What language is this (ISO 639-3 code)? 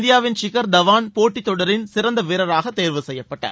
tam